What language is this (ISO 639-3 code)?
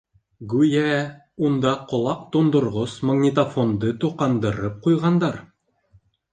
bak